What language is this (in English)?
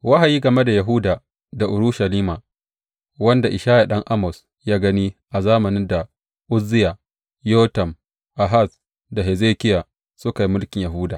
Hausa